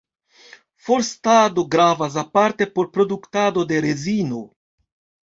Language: Esperanto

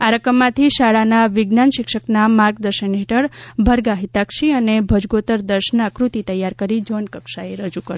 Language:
Gujarati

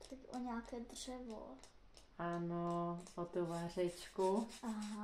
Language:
Czech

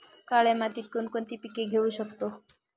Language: Marathi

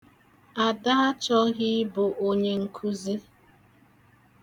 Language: Igbo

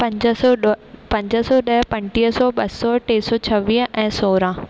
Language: Sindhi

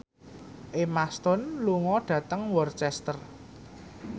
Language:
Javanese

